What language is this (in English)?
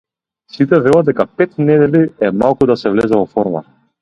Macedonian